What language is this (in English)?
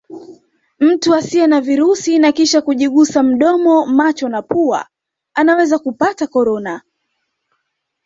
Swahili